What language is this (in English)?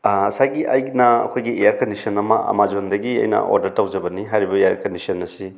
Manipuri